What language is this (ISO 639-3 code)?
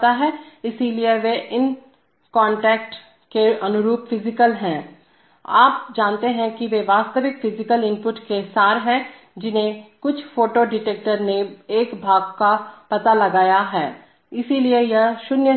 hin